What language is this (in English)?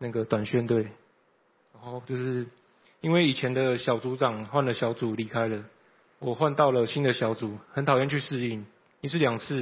Chinese